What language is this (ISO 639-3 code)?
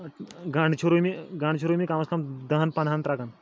kas